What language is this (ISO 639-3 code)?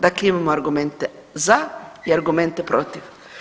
hrv